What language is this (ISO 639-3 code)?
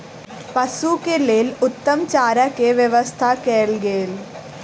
mai